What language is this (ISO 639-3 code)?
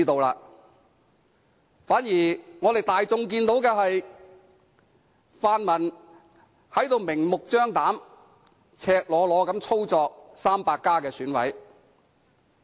yue